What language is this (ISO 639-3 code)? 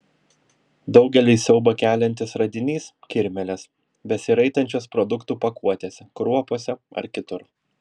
lit